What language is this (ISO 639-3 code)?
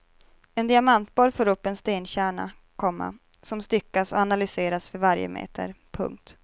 swe